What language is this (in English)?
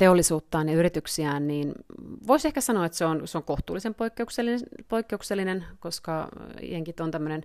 Finnish